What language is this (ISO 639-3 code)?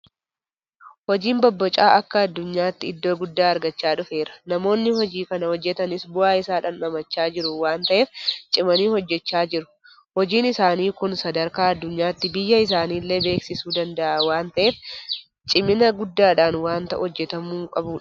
orm